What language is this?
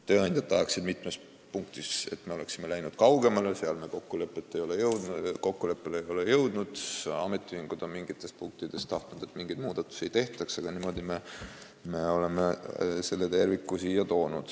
Estonian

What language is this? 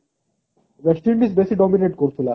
Odia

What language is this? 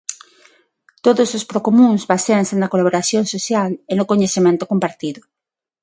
Galician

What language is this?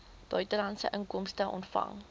Afrikaans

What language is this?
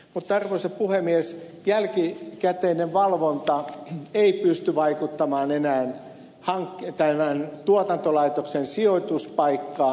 Finnish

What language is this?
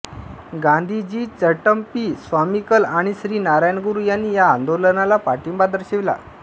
Marathi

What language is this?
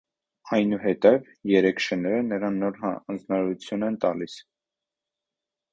Armenian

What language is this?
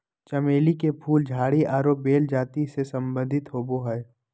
Magahi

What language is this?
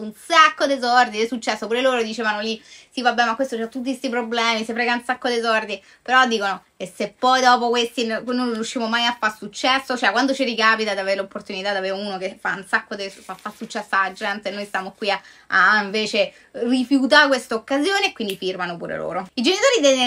Italian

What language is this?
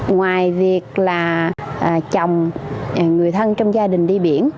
Vietnamese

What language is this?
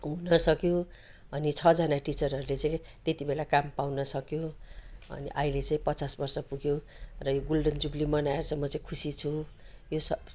Nepali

